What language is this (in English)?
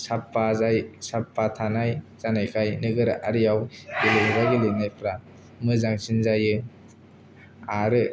Bodo